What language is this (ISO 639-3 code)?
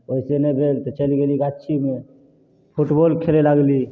mai